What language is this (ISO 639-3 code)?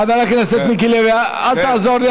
heb